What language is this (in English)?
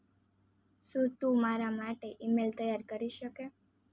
Gujarati